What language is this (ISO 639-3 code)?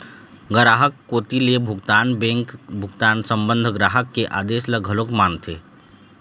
hne